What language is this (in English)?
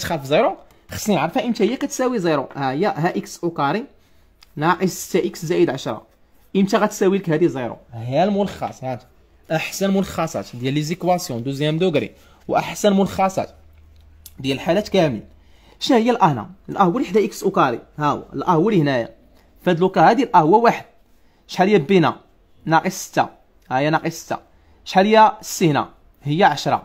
Arabic